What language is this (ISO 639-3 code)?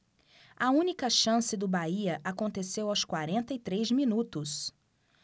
por